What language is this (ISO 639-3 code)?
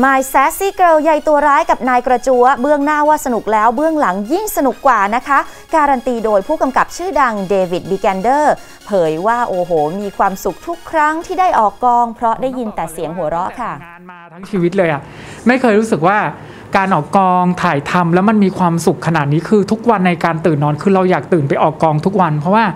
tha